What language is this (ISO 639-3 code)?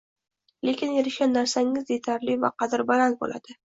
uzb